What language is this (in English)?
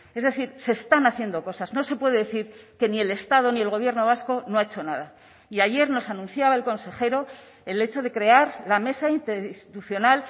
Spanish